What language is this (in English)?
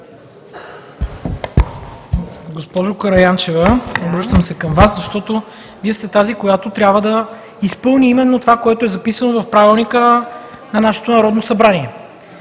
Bulgarian